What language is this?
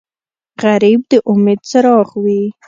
Pashto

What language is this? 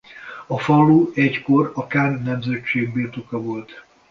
Hungarian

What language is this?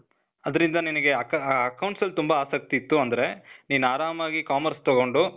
Kannada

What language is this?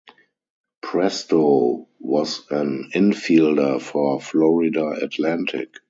English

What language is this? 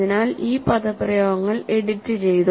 Malayalam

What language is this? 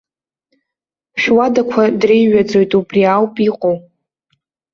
Abkhazian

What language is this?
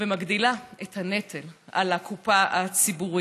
Hebrew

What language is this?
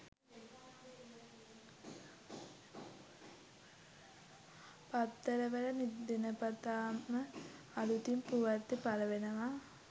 Sinhala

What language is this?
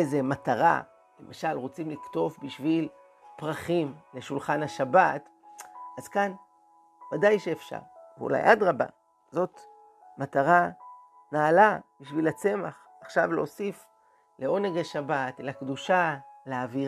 Hebrew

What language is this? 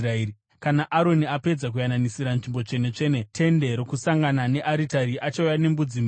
Shona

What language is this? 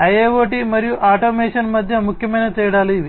Telugu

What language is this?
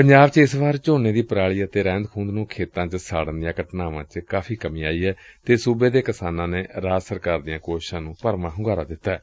Punjabi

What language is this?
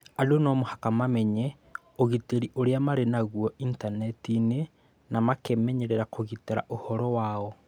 Kikuyu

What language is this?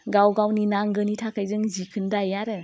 Bodo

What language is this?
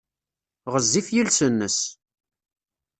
Kabyle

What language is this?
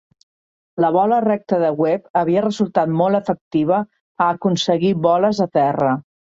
Catalan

